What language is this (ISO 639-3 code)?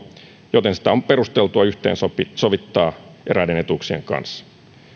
fin